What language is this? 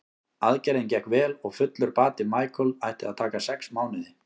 Icelandic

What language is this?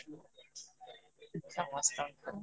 Odia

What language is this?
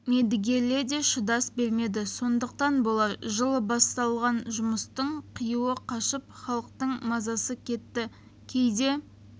Kazakh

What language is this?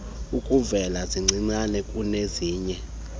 Xhosa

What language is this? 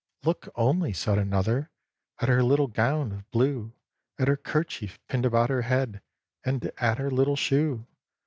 English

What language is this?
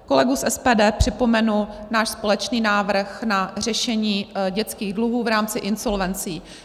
Czech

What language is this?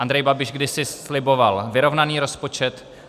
Czech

